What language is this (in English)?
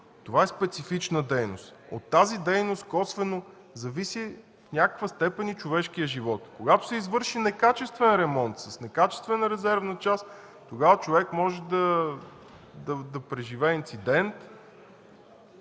Bulgarian